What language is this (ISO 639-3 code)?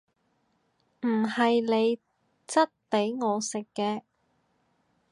yue